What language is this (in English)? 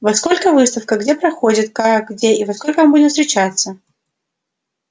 Russian